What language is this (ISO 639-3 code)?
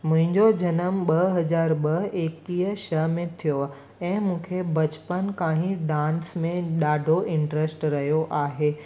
snd